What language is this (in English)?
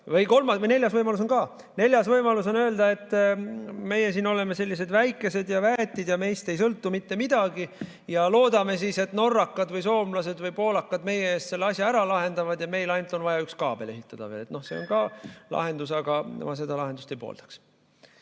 Estonian